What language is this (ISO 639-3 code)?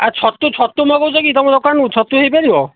ori